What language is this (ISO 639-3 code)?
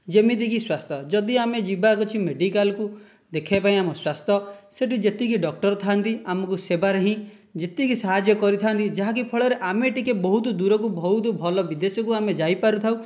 ori